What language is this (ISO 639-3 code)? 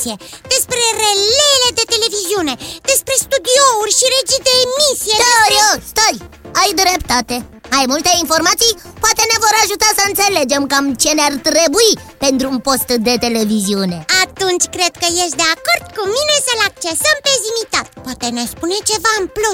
ron